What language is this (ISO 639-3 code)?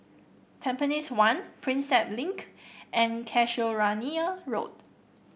eng